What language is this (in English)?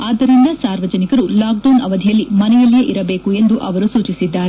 Kannada